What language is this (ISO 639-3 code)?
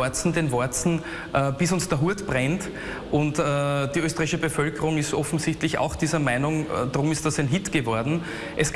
deu